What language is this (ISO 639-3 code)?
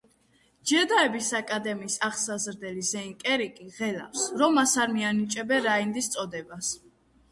kat